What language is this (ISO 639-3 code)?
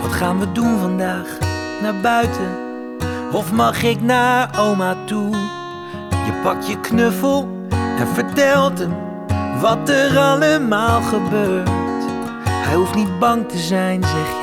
nld